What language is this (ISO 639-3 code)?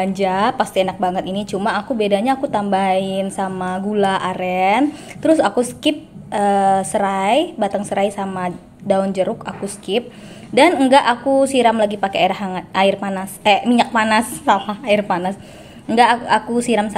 ind